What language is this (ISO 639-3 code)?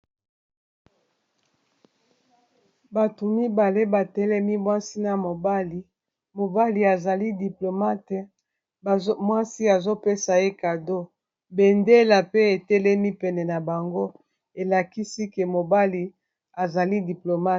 lin